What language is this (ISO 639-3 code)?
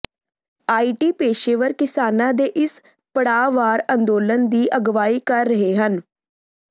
pan